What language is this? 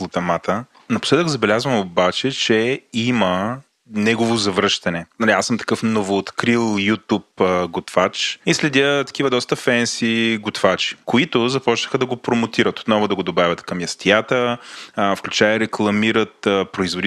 Bulgarian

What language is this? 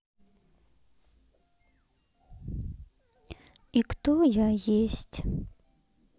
Russian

